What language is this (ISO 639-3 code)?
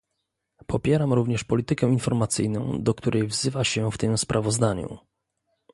pol